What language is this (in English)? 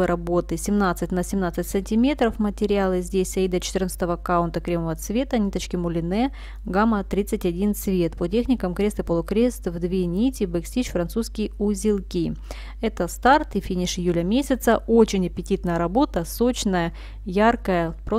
Russian